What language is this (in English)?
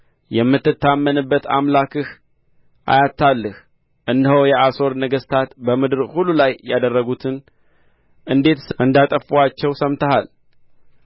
Amharic